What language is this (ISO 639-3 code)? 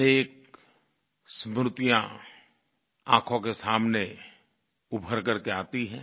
hin